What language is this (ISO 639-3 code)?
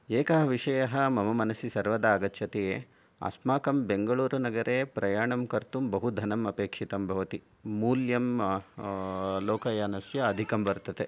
san